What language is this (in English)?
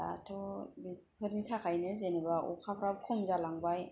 Bodo